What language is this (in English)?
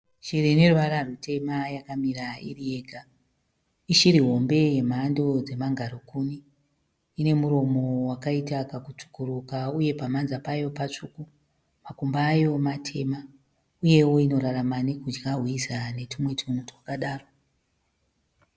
Shona